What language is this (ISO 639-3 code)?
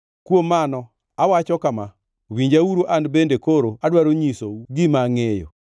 luo